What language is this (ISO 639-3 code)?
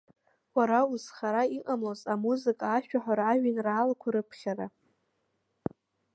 abk